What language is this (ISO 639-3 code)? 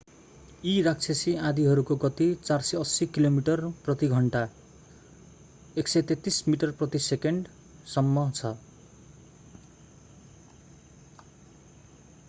nep